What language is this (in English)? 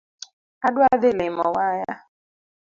Luo (Kenya and Tanzania)